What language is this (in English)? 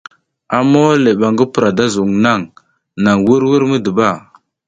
South Giziga